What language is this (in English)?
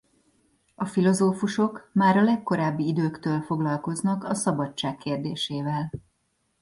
Hungarian